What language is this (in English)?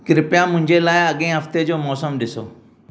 Sindhi